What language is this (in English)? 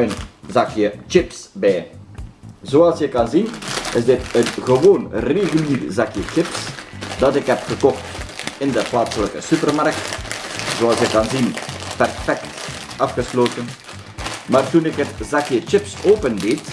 Dutch